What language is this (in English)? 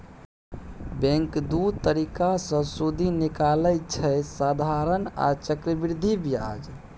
Maithili